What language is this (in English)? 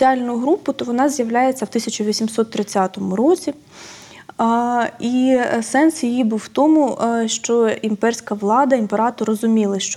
Ukrainian